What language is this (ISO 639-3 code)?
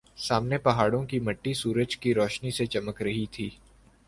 urd